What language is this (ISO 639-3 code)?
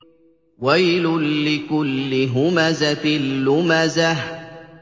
ara